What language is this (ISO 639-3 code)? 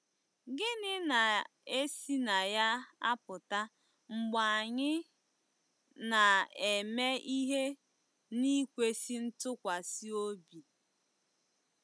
ibo